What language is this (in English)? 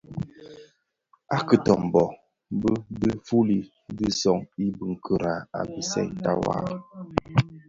Bafia